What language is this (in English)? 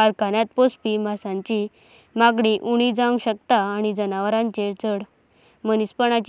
Konkani